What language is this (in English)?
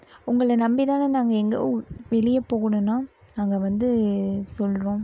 Tamil